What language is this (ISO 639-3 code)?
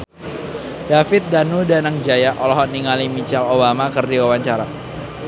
sun